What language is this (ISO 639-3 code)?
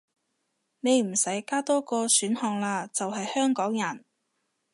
yue